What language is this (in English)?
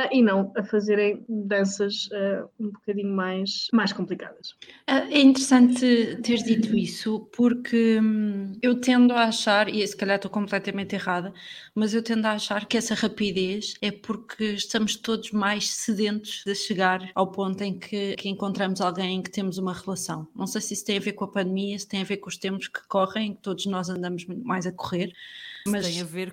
Portuguese